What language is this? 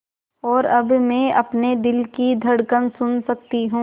Hindi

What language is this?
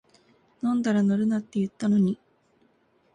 Japanese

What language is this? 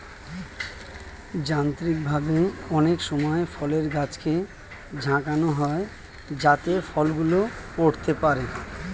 Bangla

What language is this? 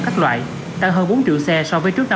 Vietnamese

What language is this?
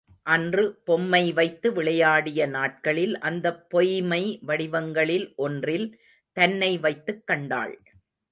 Tamil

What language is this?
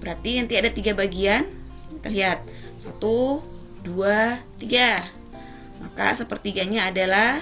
Indonesian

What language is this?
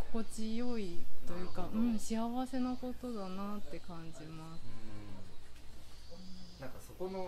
Japanese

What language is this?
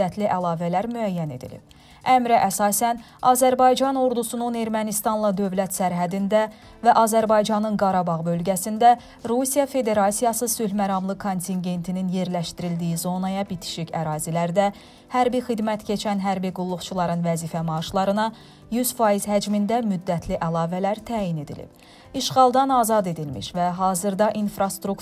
Turkish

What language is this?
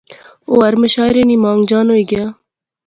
Pahari-Potwari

